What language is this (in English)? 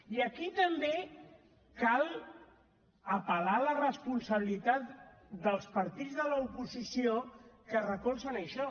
Catalan